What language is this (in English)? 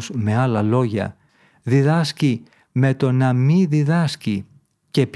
Greek